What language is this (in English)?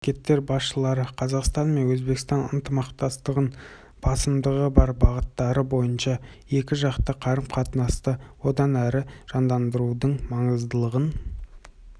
Kazakh